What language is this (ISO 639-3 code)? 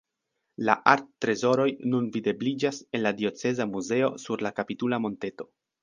epo